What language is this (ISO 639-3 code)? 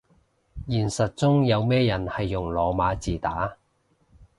yue